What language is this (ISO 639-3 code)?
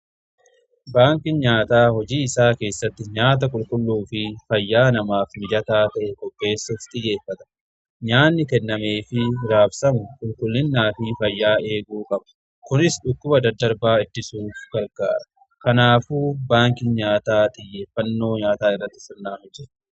orm